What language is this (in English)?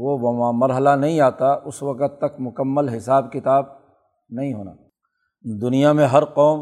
Urdu